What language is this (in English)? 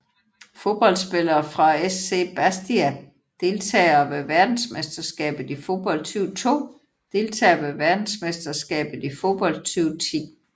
Danish